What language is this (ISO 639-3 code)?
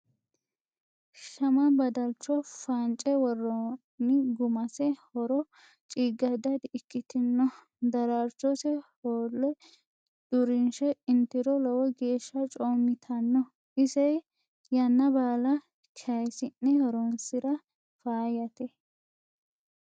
sid